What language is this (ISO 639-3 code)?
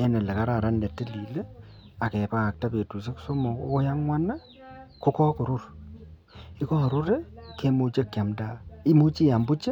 kln